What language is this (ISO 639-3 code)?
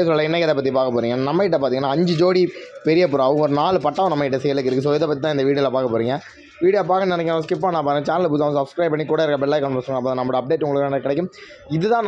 tam